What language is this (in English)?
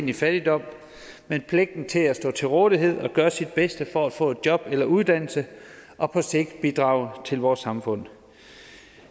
Danish